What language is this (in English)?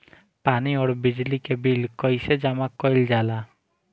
Bhojpuri